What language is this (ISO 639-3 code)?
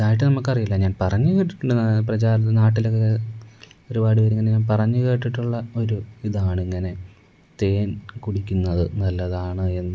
mal